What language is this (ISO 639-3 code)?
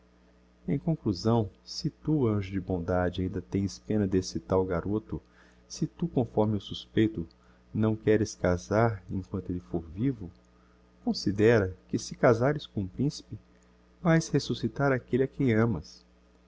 por